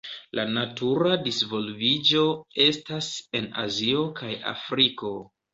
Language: Esperanto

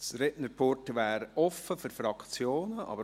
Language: Swiss German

